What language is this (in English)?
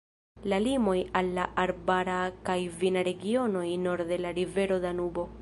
Esperanto